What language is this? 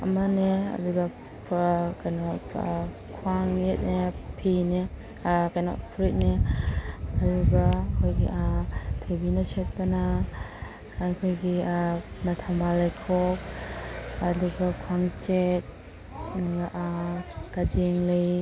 Manipuri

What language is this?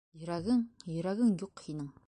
Bashkir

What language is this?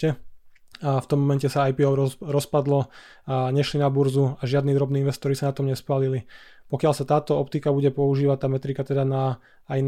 Slovak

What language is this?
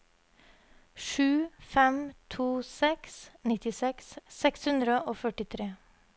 Norwegian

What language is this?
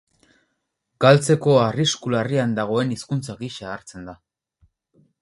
Basque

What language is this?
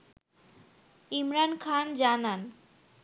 Bangla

